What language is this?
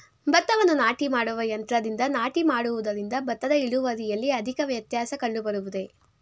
Kannada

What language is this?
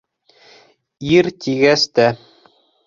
Bashkir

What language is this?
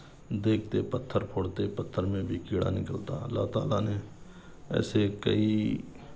Urdu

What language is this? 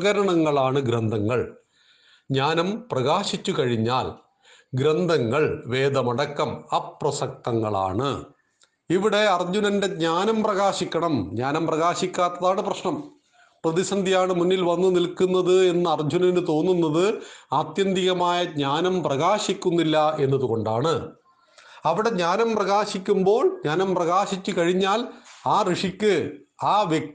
Malayalam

